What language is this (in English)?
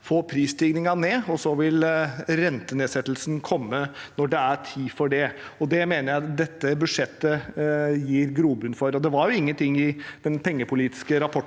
Norwegian